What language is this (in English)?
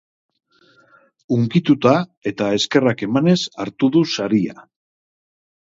Basque